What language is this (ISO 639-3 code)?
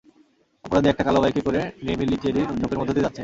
ben